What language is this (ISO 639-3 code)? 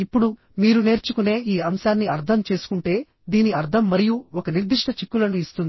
tel